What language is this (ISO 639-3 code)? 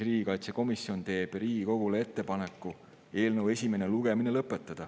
est